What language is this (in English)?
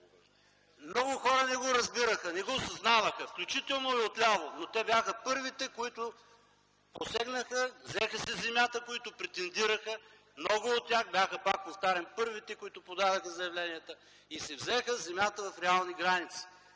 Bulgarian